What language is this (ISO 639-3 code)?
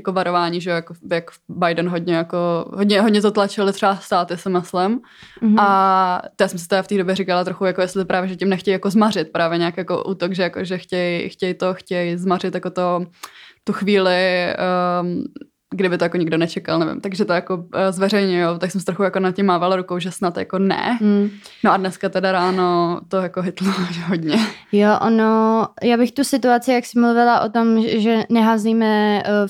ces